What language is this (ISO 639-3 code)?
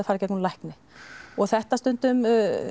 isl